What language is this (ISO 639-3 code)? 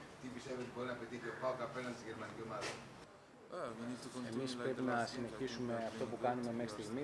ell